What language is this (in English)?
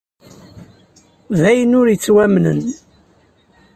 Kabyle